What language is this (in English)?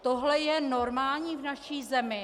Czech